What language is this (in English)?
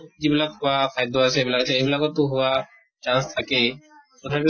Assamese